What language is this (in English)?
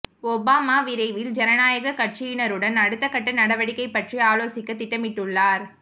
Tamil